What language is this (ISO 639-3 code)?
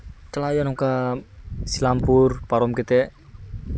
sat